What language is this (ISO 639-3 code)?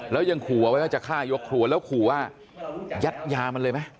tha